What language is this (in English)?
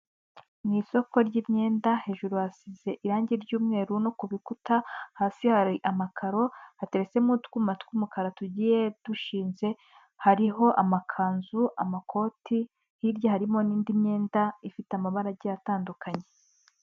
Kinyarwanda